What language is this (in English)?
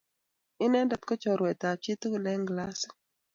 Kalenjin